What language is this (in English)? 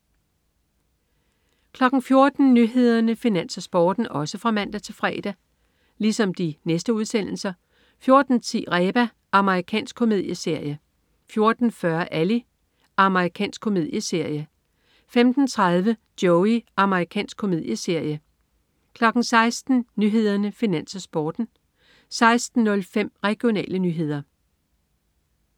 Danish